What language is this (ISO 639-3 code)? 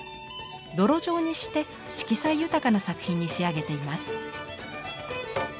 jpn